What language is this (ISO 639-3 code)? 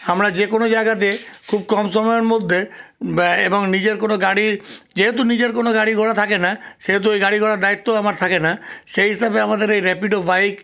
ben